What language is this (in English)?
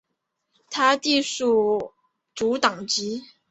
Chinese